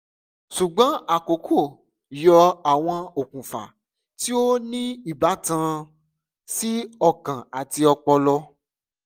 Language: Yoruba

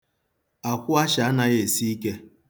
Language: Igbo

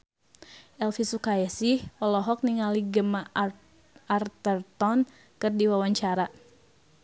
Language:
Sundanese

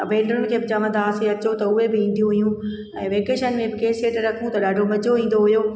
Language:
Sindhi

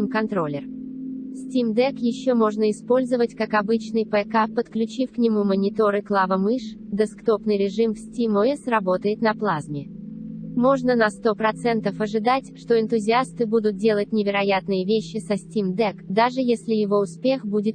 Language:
Russian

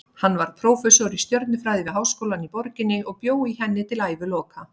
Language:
Icelandic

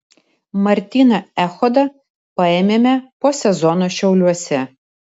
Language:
Lithuanian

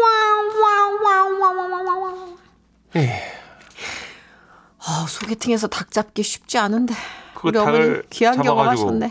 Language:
Korean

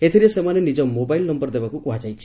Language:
Odia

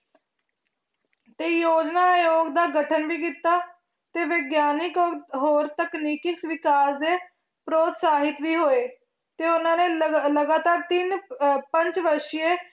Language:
Punjabi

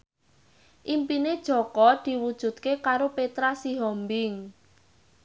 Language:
Javanese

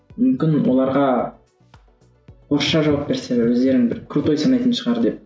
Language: Kazakh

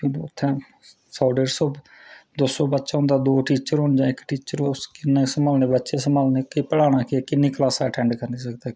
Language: Dogri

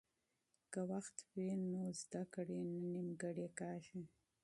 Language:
Pashto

